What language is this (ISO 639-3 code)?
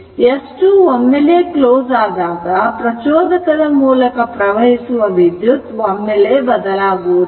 kan